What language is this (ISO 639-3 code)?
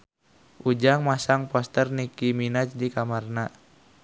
sun